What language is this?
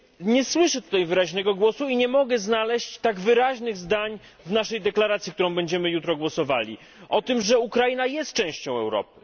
Polish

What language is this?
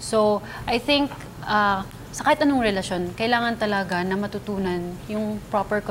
Filipino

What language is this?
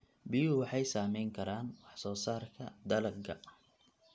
Somali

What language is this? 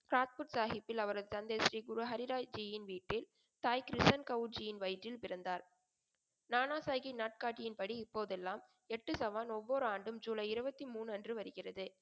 Tamil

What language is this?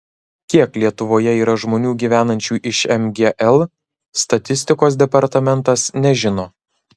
Lithuanian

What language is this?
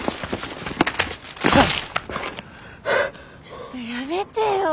Japanese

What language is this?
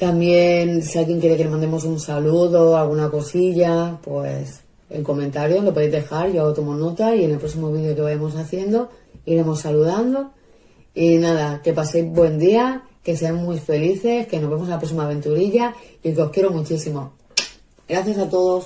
Spanish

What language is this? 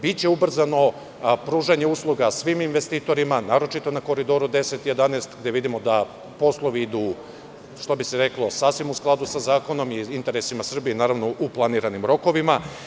Serbian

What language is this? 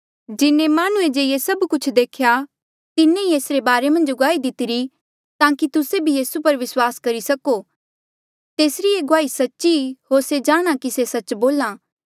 Mandeali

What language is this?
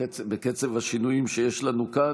Hebrew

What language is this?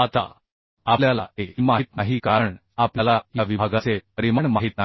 Marathi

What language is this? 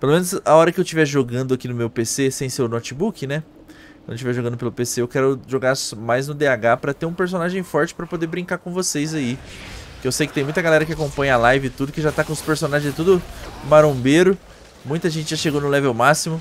Portuguese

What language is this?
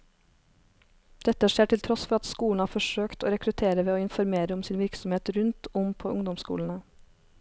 Norwegian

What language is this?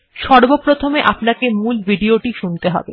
Bangla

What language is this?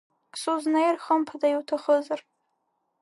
Abkhazian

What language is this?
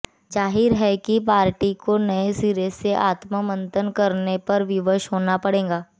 Hindi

